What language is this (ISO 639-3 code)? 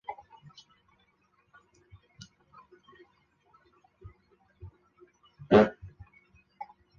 zho